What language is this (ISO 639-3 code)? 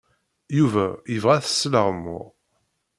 kab